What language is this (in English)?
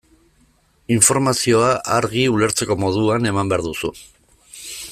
Basque